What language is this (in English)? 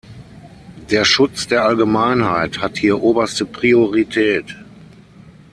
German